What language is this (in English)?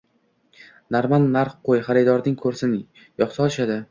Uzbek